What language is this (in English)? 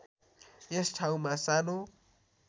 Nepali